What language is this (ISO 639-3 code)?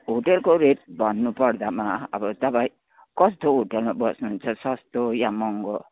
nep